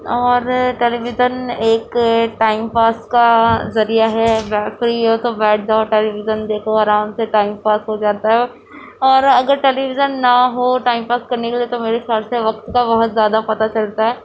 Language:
Urdu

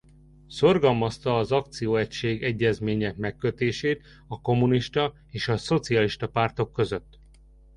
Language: Hungarian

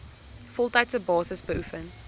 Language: Afrikaans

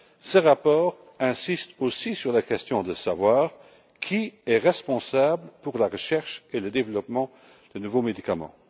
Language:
French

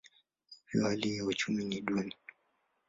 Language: Swahili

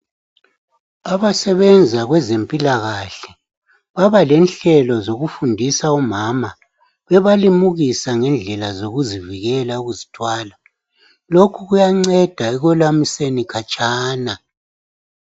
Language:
North Ndebele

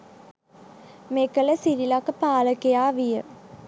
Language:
Sinhala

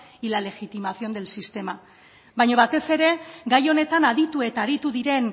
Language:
Basque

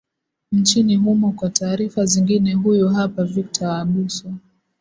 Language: Swahili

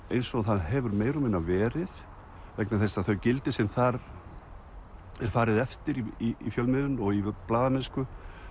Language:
Icelandic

